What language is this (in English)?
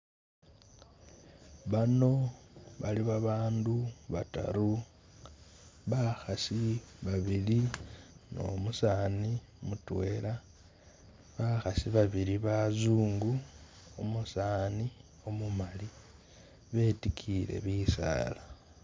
Masaaba